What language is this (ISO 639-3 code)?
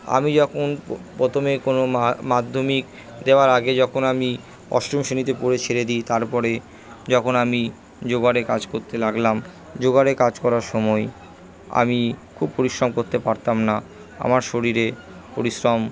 ben